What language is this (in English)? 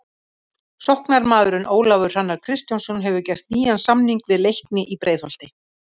Icelandic